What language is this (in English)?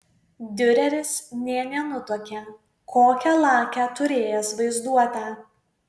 Lithuanian